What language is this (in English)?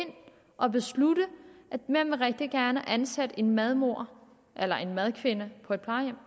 Danish